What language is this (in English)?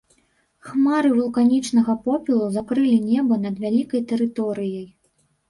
Belarusian